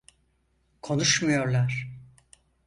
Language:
Turkish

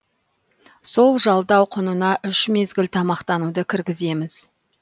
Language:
Kazakh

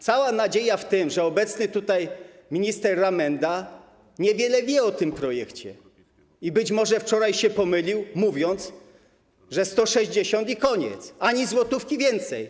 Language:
Polish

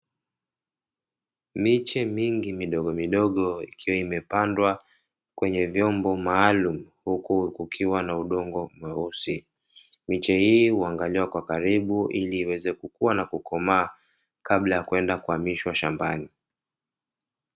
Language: Swahili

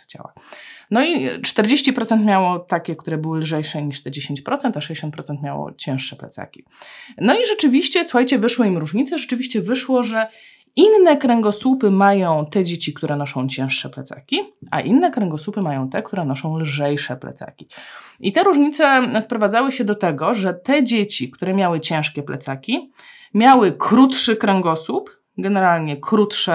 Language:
Polish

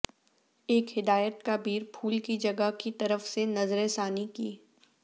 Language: Urdu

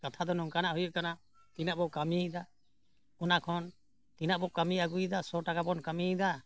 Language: Santali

